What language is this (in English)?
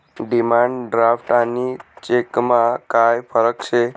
Marathi